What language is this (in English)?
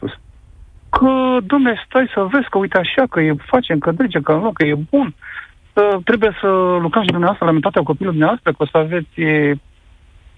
Romanian